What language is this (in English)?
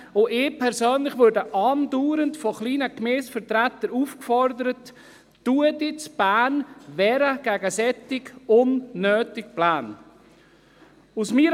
Swiss German